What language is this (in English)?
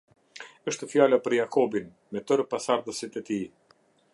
Albanian